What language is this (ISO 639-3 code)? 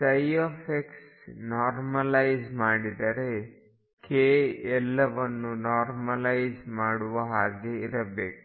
kan